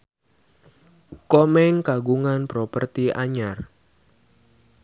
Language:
Sundanese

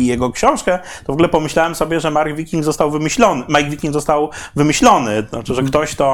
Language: Polish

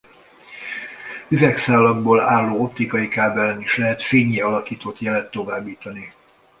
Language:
Hungarian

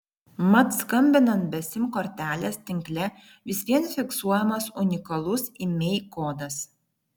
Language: Lithuanian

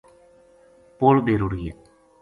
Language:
Gujari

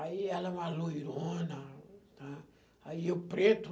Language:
Portuguese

